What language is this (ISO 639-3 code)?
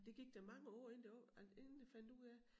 dan